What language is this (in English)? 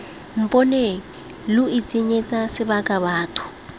Tswana